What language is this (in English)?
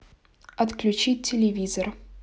Russian